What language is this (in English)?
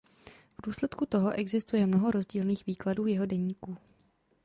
Czech